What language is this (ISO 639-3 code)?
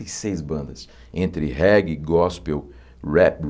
por